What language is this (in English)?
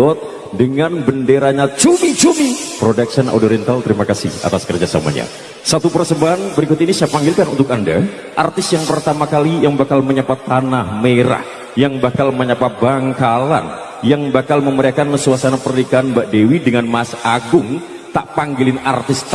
Indonesian